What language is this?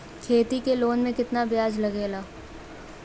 Bhojpuri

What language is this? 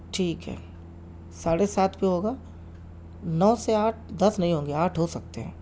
Urdu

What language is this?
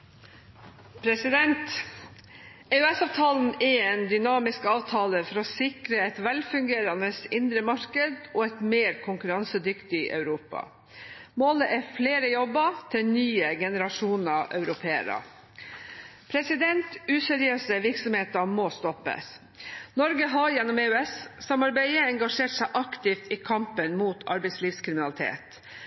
Norwegian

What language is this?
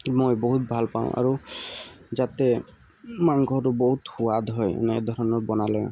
Assamese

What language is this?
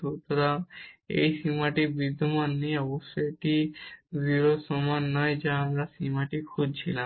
Bangla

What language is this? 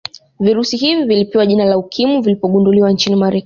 Swahili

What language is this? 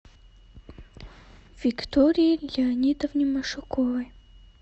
Russian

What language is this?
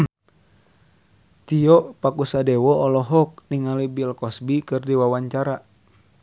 Sundanese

